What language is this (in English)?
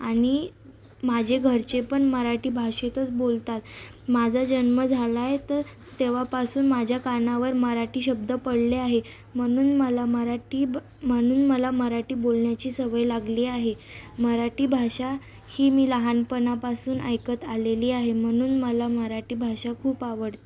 Marathi